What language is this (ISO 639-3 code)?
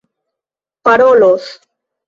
epo